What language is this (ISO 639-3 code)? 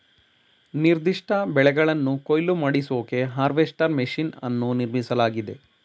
kan